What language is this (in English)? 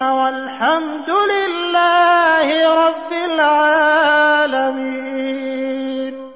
Arabic